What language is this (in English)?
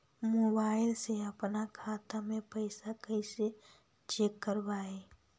Magahi